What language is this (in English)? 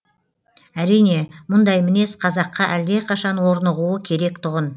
Kazakh